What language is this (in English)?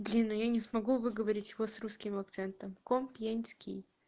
Russian